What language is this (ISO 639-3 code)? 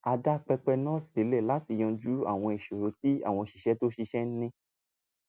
yor